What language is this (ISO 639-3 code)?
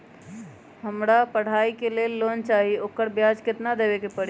mag